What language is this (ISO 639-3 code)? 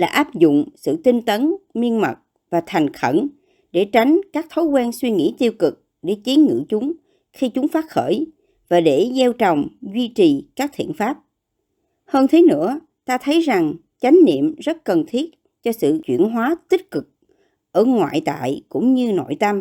vie